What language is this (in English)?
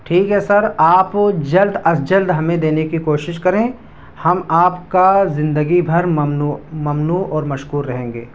Urdu